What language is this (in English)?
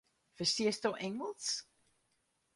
Western Frisian